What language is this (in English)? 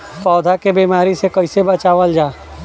Bhojpuri